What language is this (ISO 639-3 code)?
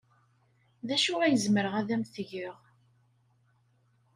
kab